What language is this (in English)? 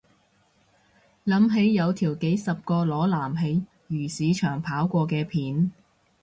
Cantonese